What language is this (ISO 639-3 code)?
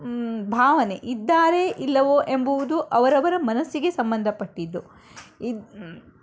kan